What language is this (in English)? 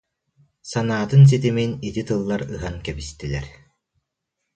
Yakut